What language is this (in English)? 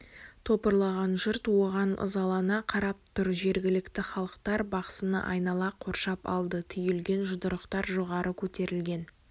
Kazakh